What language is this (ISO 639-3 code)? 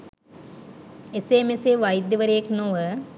sin